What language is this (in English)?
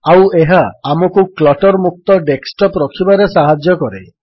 Odia